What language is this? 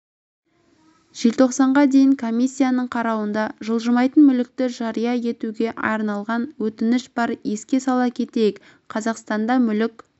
Kazakh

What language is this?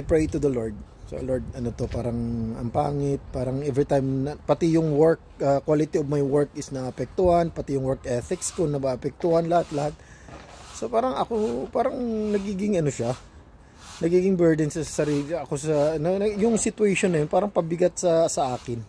Filipino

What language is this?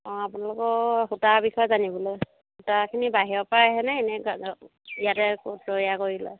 Assamese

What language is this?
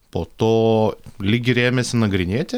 Lithuanian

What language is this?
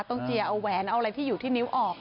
Thai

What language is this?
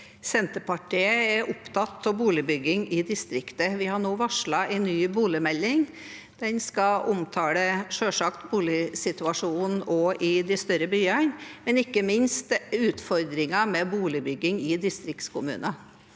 Norwegian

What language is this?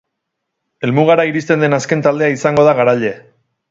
Basque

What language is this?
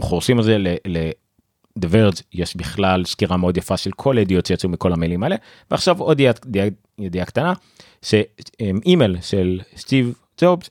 Hebrew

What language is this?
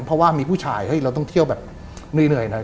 Thai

